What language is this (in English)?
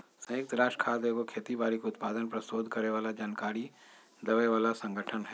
Magahi